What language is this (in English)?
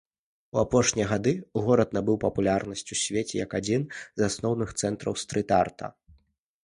Belarusian